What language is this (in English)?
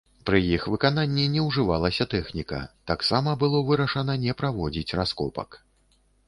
Belarusian